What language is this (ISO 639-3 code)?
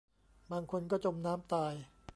tha